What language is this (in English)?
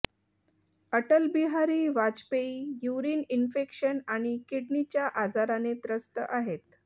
Marathi